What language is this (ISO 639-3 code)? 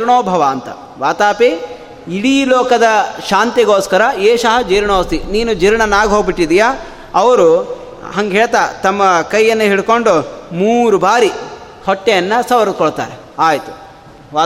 kan